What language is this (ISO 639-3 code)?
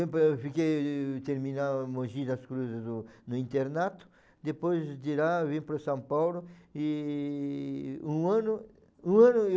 por